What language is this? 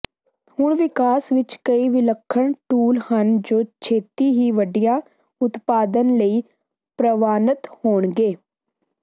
Punjabi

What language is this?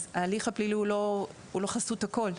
Hebrew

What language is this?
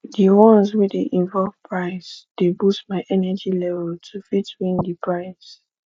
Nigerian Pidgin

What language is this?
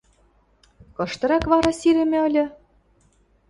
Western Mari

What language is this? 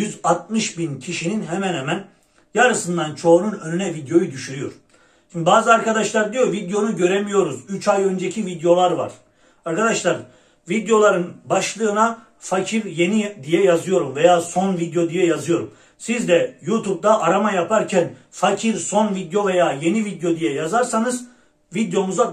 Turkish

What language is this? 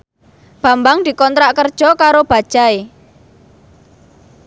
Javanese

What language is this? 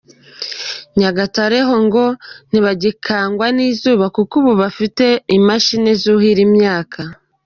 Kinyarwanda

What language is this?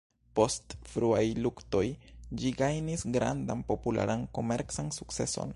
Esperanto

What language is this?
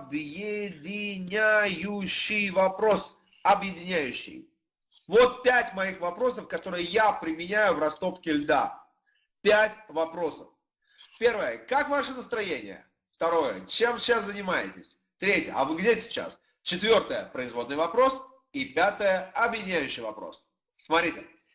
Russian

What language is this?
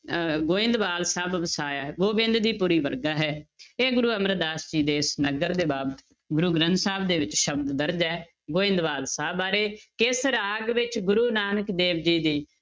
Punjabi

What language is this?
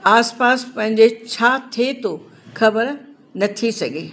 Sindhi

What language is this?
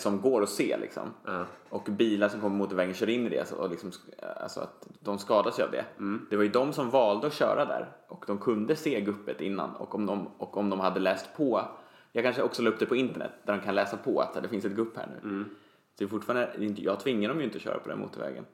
Swedish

